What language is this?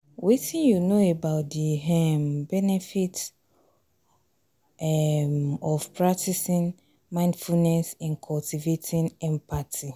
Nigerian Pidgin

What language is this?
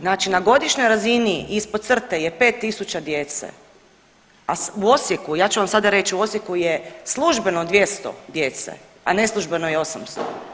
Croatian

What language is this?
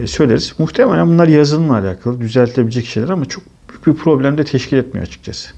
Turkish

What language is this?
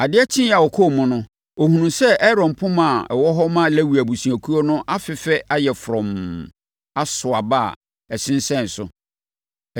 Akan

